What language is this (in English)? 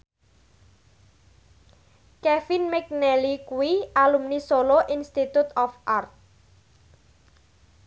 Javanese